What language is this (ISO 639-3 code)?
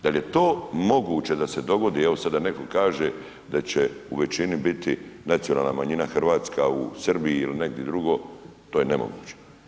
hrv